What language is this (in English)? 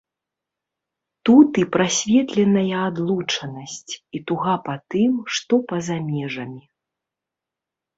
Belarusian